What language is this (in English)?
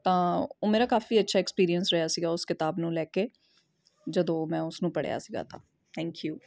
Punjabi